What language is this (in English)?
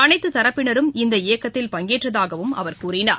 Tamil